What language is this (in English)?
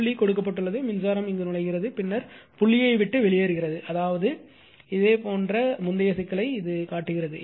Tamil